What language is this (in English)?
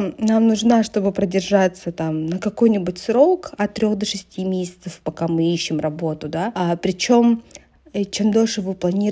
Russian